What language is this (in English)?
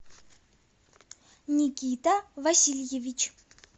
Russian